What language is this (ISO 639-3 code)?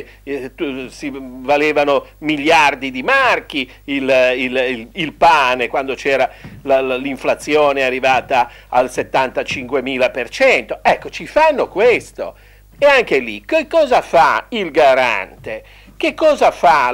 ita